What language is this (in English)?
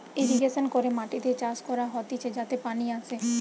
Bangla